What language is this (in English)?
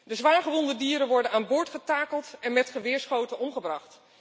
Dutch